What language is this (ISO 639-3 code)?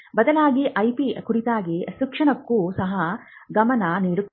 kan